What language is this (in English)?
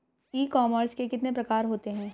Hindi